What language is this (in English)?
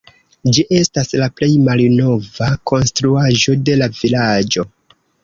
Esperanto